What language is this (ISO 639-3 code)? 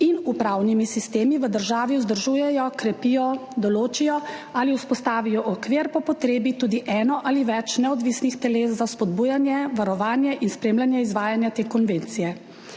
slv